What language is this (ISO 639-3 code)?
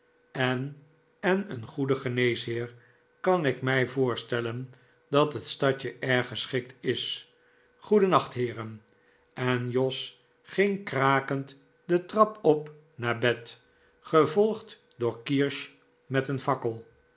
nld